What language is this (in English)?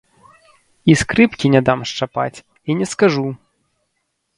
Belarusian